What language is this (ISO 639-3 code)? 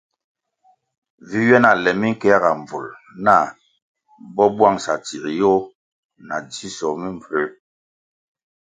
nmg